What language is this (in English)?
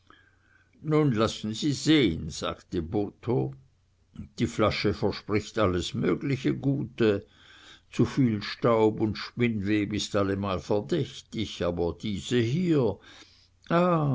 German